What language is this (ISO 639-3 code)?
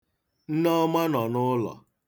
ibo